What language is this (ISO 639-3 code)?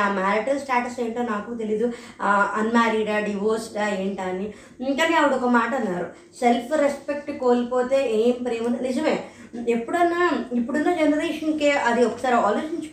tel